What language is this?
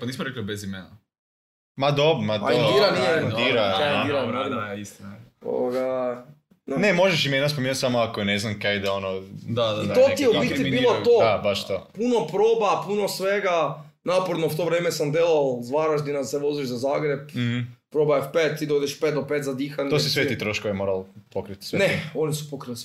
Croatian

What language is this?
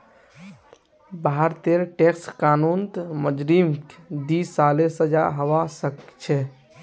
Magahi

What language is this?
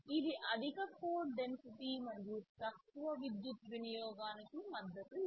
Telugu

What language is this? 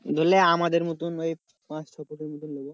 Bangla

